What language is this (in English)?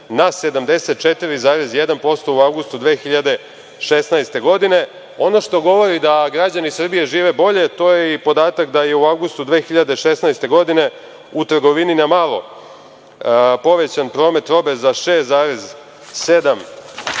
Serbian